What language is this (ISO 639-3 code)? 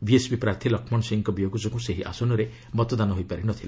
ori